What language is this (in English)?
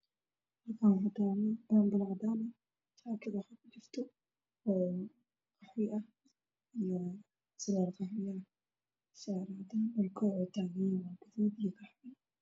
Somali